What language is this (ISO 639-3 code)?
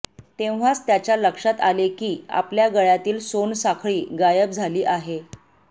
mar